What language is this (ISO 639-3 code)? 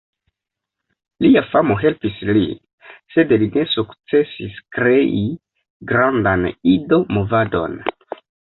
epo